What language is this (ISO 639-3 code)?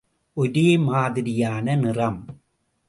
tam